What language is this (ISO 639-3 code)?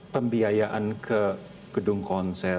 ind